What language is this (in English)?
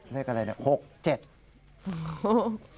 Thai